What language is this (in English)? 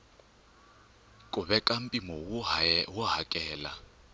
Tsonga